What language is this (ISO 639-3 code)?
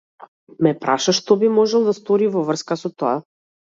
mkd